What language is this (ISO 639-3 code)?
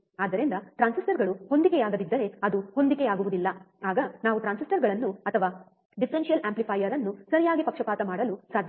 kan